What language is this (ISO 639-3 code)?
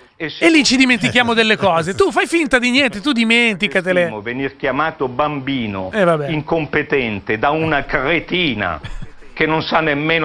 ita